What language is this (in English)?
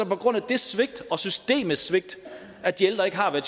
Danish